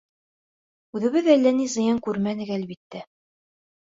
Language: Bashkir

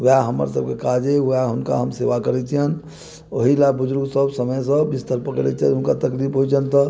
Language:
Maithili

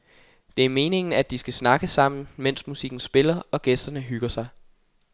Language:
Danish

